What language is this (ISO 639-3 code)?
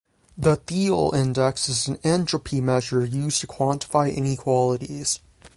eng